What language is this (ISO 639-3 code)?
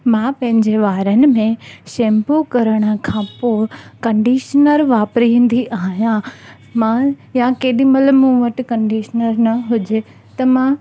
snd